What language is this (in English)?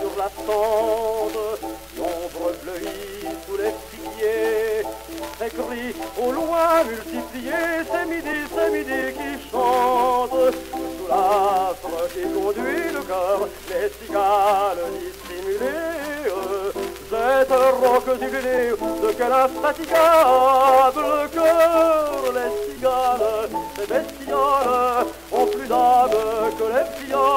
French